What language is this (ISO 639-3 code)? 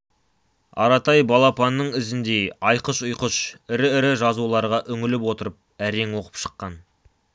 kaz